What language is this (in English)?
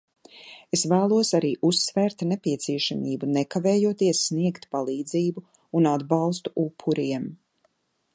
Latvian